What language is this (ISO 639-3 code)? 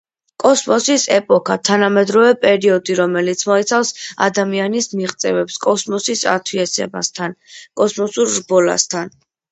kat